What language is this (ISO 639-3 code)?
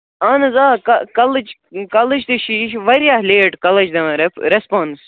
kas